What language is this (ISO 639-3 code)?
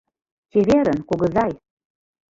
chm